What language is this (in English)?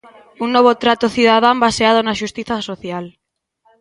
Galician